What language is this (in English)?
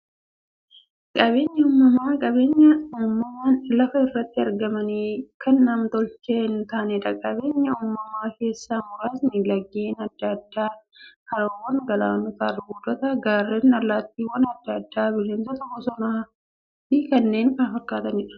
Oromo